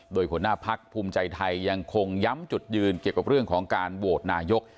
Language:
Thai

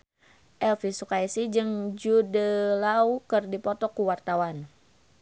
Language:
Sundanese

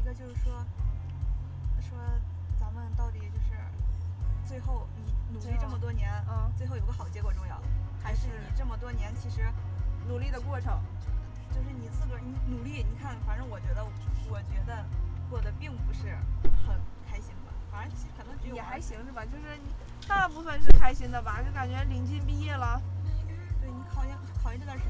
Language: Chinese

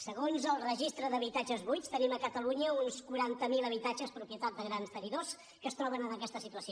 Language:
Catalan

